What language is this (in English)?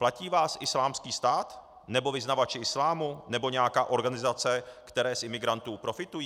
Czech